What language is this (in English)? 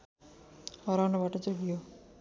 Nepali